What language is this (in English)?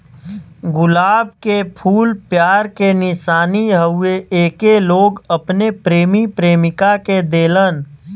Bhojpuri